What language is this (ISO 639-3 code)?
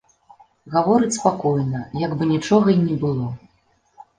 bel